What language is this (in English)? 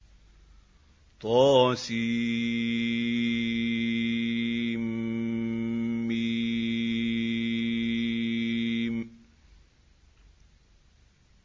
Arabic